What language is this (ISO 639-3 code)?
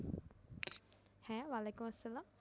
ben